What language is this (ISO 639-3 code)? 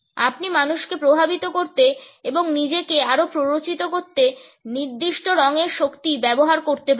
ben